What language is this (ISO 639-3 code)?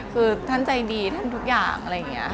tha